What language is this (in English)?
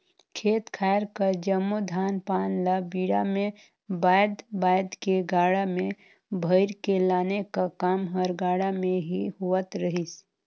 Chhattisgarhi